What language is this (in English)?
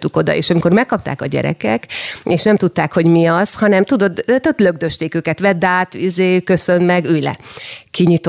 Hungarian